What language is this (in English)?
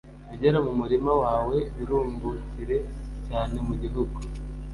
Kinyarwanda